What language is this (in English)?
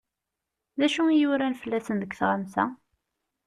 Kabyle